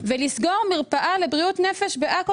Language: Hebrew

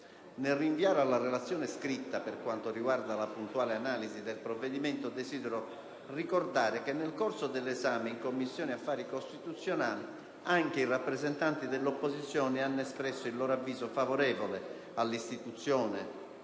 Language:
Italian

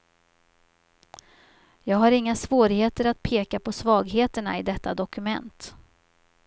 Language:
Swedish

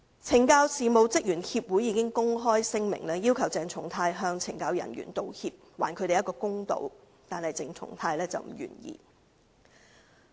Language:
Cantonese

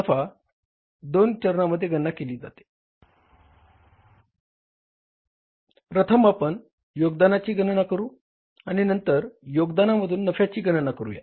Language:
Marathi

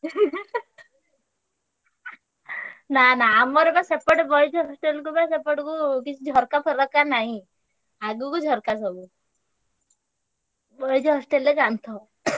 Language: Odia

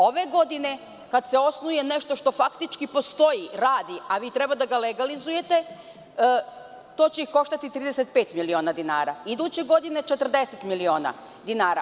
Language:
Serbian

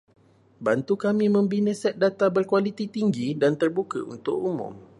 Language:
Malay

